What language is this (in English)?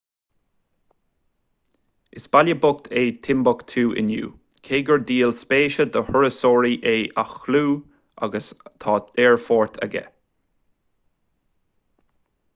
Irish